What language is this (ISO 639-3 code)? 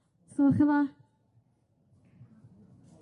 cym